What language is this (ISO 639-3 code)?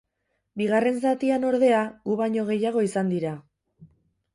eus